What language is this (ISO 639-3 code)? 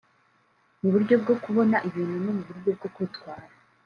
kin